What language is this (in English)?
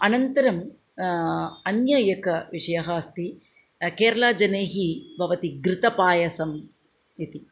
Sanskrit